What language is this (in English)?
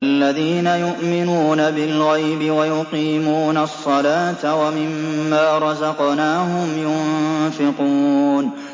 Arabic